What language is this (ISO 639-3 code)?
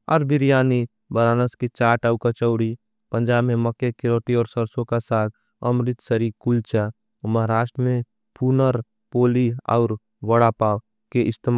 anp